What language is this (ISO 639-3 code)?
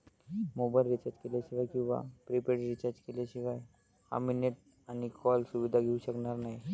mar